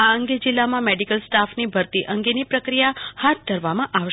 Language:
Gujarati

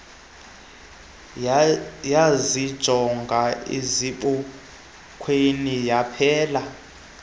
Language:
Xhosa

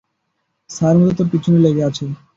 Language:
Bangla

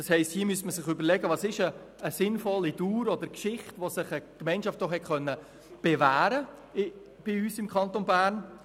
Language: Swiss German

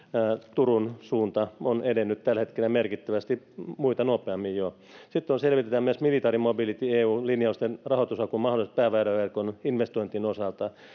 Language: Finnish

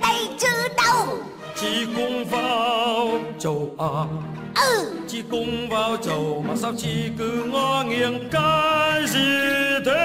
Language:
Vietnamese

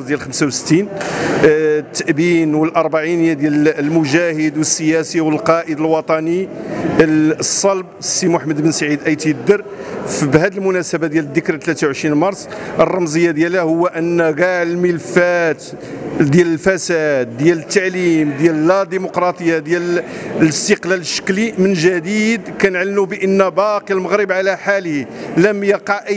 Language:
Arabic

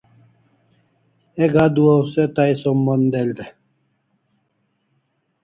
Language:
Kalasha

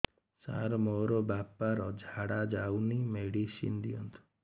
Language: Odia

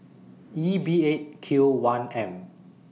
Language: English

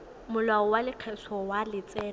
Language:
Tswana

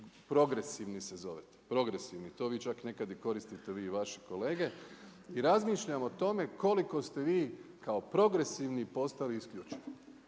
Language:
Croatian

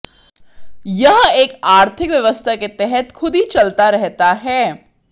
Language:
Hindi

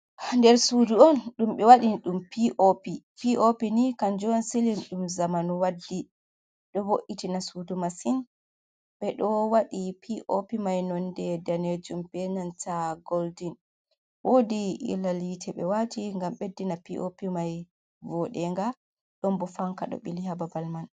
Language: Fula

